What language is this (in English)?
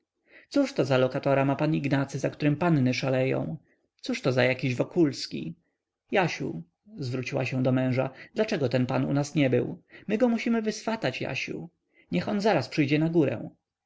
Polish